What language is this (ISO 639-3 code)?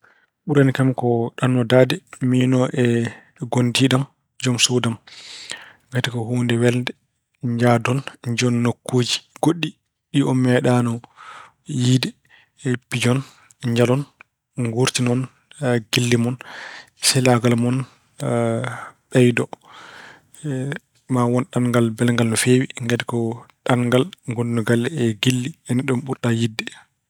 ful